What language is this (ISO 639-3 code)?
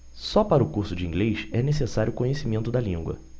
por